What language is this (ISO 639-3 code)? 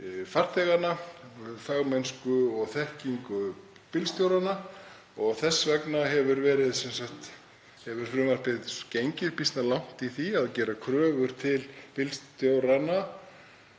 isl